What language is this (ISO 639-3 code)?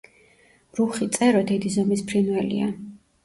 kat